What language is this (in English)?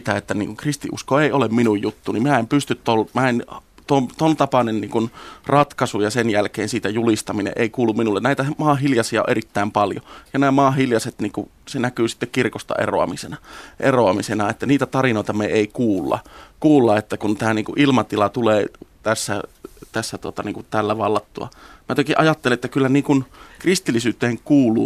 Finnish